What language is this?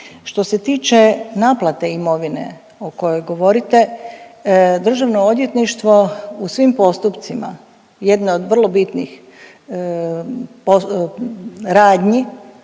Croatian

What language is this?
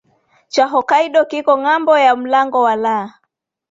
Swahili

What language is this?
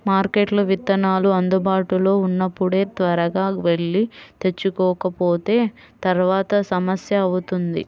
Telugu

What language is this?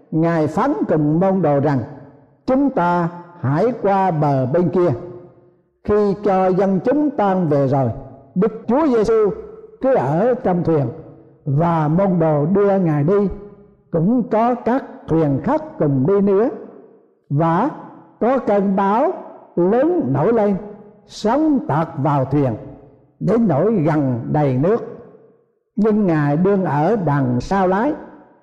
Vietnamese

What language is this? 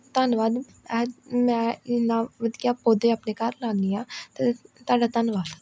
Punjabi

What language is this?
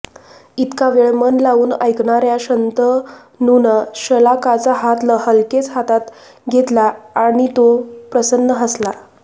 Marathi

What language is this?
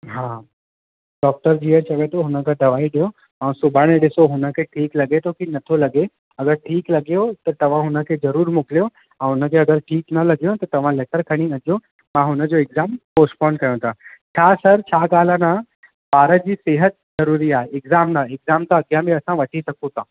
Sindhi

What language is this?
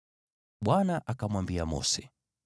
Swahili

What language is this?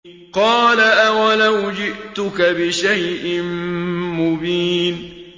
Arabic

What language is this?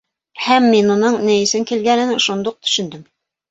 Bashkir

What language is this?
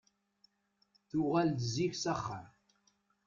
Kabyle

